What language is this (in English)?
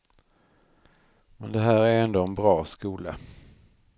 Swedish